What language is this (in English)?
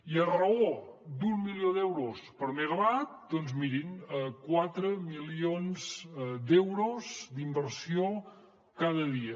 Catalan